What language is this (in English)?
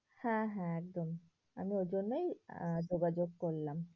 Bangla